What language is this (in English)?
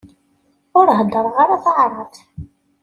Kabyle